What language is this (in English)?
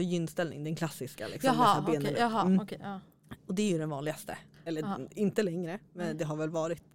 Swedish